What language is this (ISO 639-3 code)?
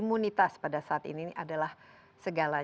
ind